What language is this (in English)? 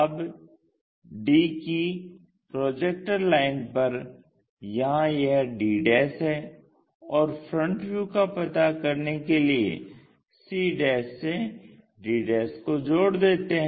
Hindi